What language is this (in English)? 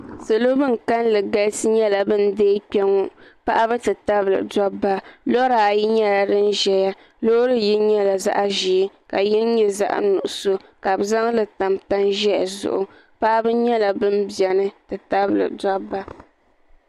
Dagbani